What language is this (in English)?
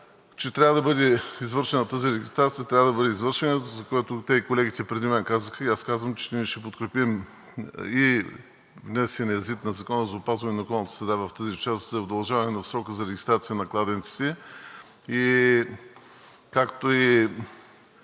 Bulgarian